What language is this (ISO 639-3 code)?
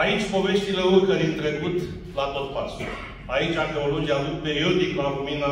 ron